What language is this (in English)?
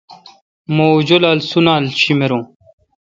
Kalkoti